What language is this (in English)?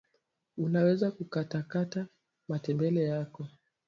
Swahili